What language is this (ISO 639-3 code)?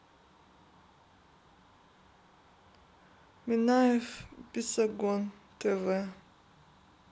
rus